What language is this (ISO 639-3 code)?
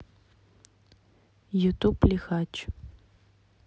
rus